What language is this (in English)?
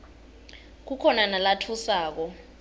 Swati